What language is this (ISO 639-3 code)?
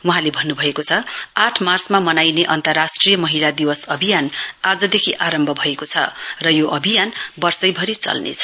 nep